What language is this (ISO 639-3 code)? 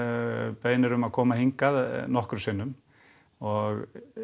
isl